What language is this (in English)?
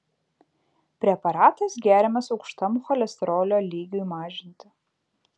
Lithuanian